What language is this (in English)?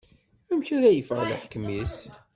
Kabyle